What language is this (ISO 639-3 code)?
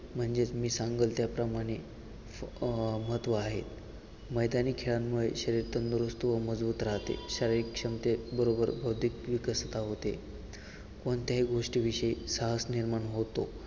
mar